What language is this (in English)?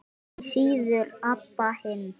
Icelandic